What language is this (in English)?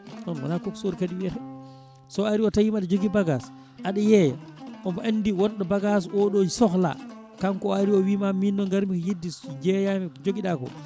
Fula